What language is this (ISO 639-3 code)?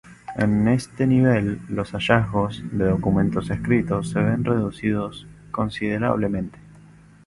spa